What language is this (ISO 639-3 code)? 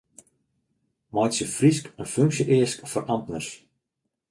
fry